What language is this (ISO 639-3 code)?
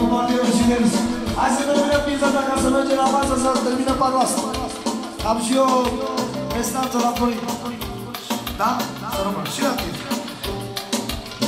ron